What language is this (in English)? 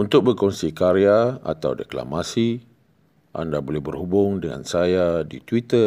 Malay